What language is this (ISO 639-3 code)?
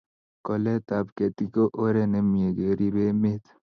kln